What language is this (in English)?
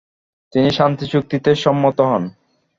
Bangla